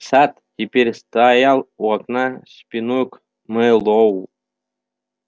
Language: Russian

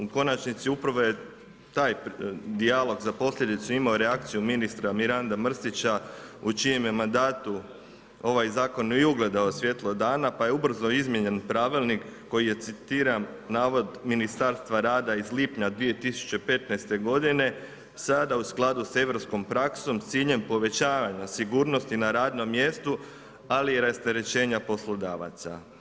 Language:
Croatian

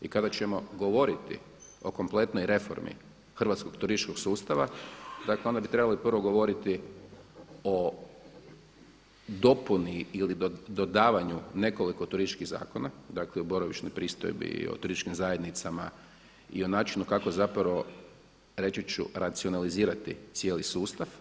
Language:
Croatian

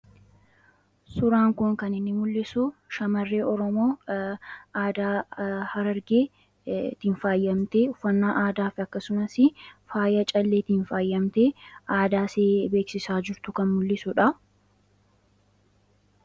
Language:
Oromo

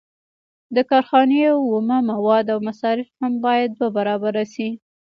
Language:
Pashto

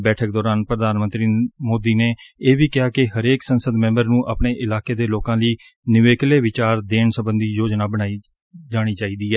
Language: Punjabi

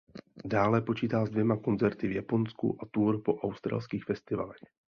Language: Czech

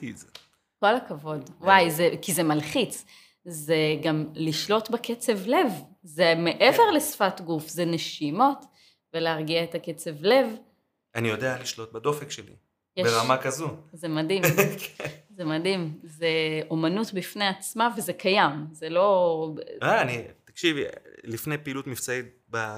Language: Hebrew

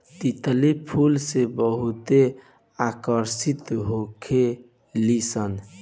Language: Bhojpuri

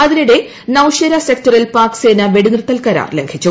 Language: Malayalam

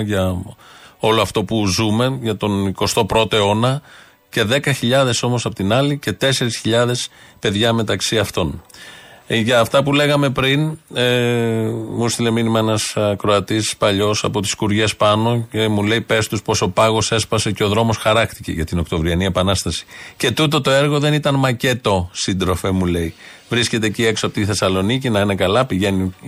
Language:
Greek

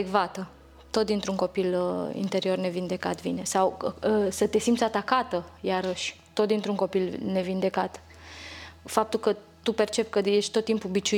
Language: Romanian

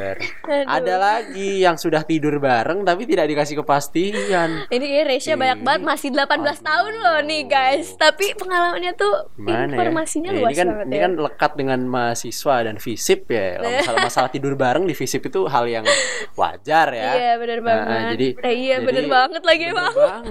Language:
Indonesian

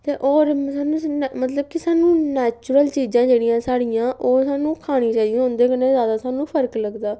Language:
Dogri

